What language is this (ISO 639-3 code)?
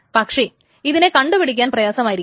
mal